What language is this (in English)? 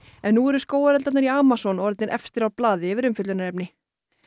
Icelandic